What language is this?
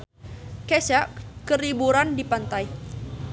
Sundanese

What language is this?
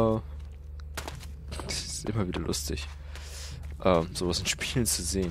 German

